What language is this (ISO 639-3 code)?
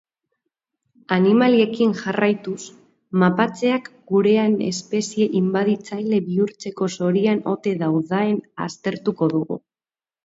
eus